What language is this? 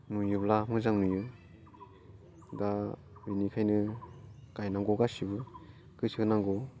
Bodo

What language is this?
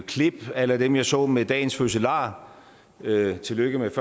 Danish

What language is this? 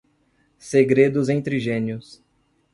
Portuguese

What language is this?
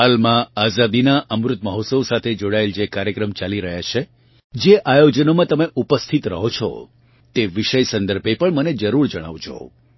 Gujarati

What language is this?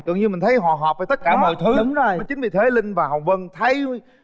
Vietnamese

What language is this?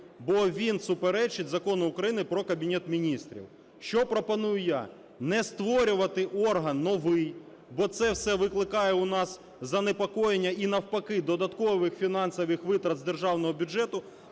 Ukrainian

